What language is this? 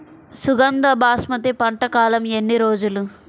Telugu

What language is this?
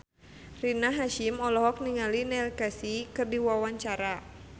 Sundanese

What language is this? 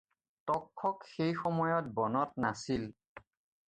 Assamese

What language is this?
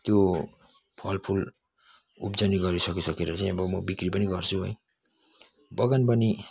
Nepali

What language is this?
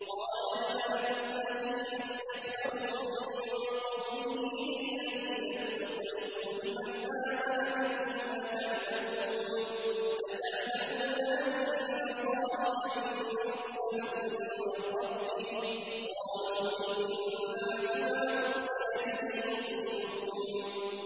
Arabic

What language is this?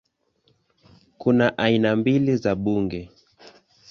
Swahili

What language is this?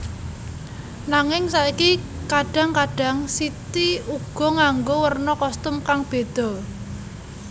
Javanese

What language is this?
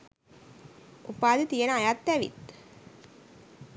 Sinhala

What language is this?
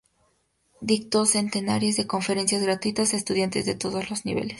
Spanish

